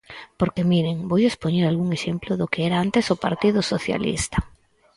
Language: Galician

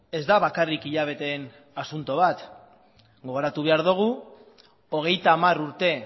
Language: Basque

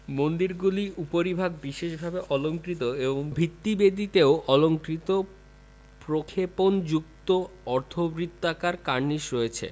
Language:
Bangla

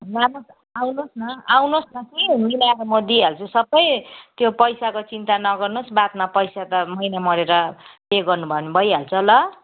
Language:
Nepali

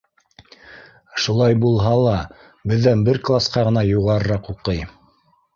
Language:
Bashkir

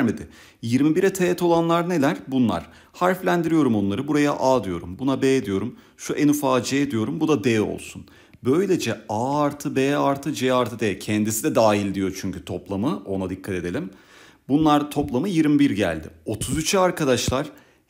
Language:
Turkish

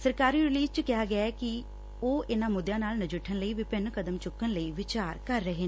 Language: Punjabi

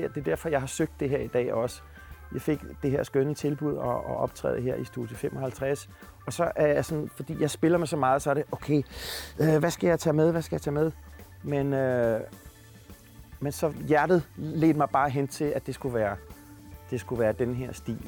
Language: Danish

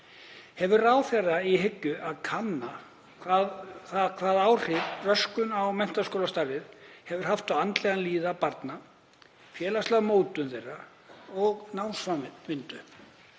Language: Icelandic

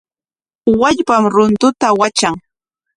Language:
Corongo Ancash Quechua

